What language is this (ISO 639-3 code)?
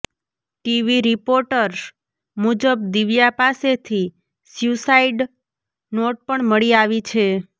guj